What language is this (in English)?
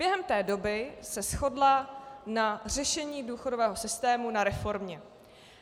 Czech